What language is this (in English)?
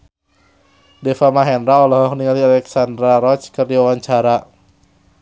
Sundanese